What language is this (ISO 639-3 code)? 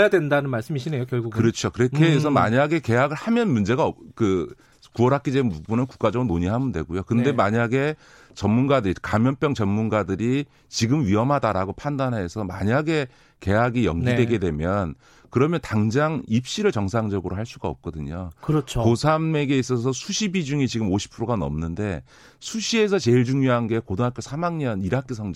kor